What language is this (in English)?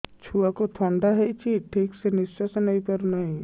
Odia